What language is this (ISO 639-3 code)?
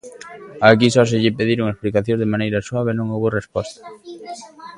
glg